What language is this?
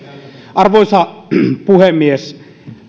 Finnish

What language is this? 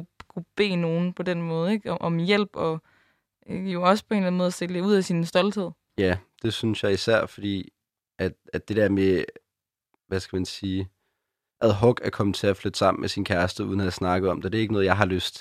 Danish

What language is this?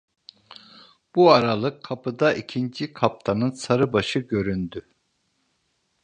Turkish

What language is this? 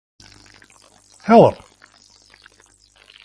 Western Frisian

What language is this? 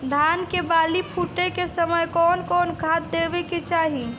Bhojpuri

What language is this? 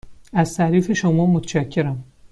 Persian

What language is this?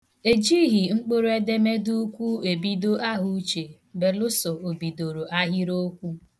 Igbo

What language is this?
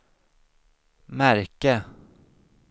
Swedish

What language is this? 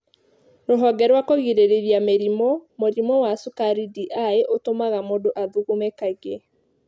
Kikuyu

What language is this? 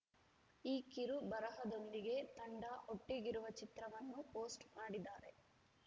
Kannada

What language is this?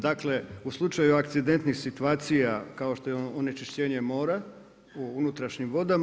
Croatian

